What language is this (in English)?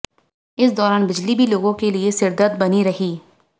Hindi